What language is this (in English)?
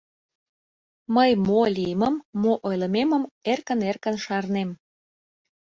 Mari